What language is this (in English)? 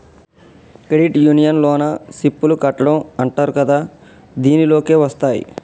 Telugu